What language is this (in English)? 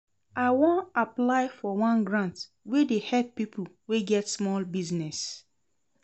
Nigerian Pidgin